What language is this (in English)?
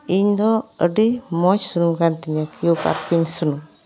Santali